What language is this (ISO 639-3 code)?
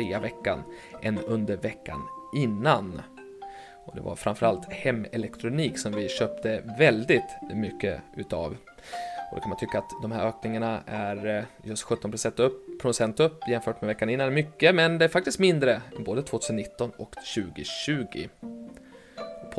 swe